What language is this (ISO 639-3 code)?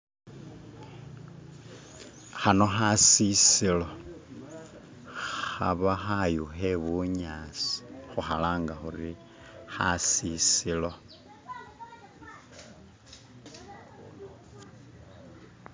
myx